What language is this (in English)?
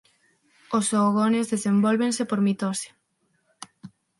Galician